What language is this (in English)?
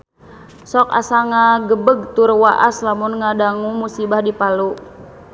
Sundanese